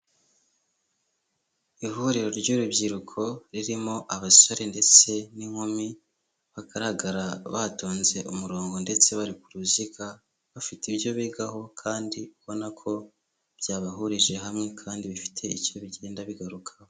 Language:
Kinyarwanda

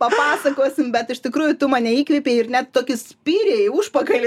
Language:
Lithuanian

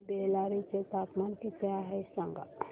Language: Marathi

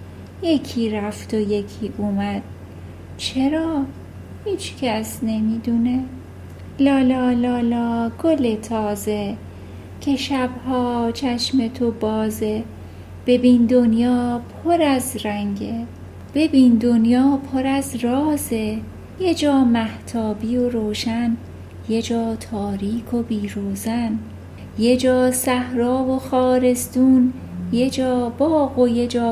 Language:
Persian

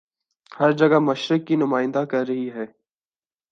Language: Urdu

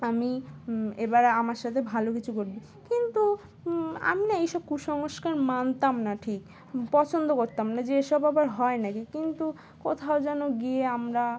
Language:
Bangla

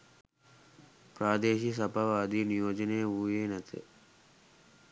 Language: Sinhala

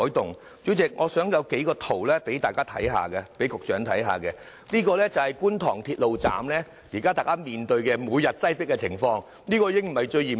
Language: Cantonese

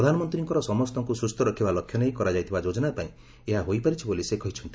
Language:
Odia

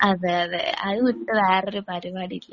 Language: Malayalam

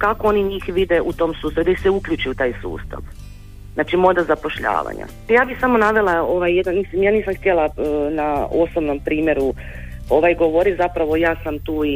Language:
Croatian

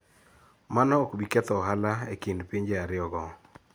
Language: Luo (Kenya and Tanzania)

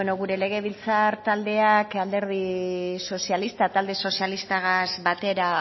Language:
Basque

